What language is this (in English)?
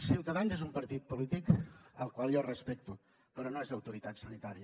Catalan